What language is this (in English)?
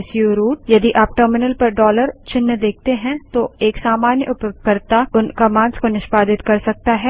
Hindi